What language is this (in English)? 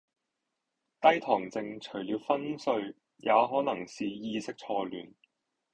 Cantonese